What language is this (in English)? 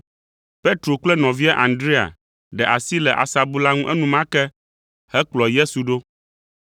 Ewe